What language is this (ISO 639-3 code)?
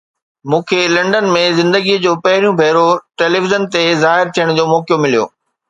snd